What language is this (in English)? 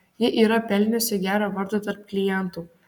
Lithuanian